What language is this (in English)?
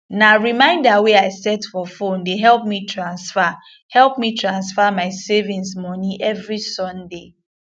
Nigerian Pidgin